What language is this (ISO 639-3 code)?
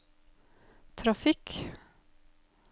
nor